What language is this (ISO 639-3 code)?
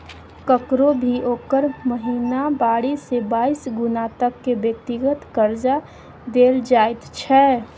mai